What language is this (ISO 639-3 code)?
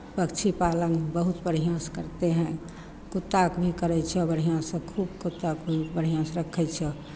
mai